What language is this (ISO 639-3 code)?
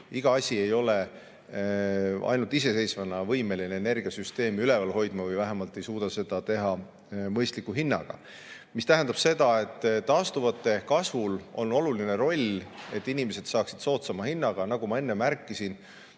est